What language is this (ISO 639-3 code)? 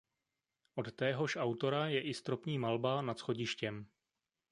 ces